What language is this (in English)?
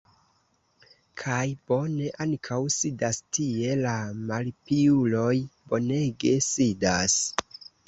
Esperanto